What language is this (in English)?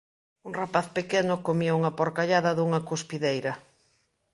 Galician